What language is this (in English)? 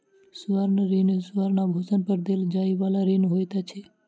Maithili